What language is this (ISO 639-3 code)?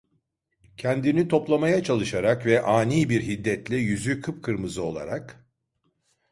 tur